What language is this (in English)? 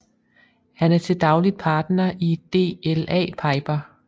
Danish